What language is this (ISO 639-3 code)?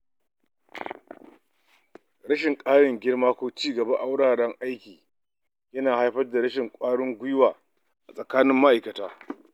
hau